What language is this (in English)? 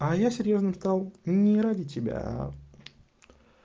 Russian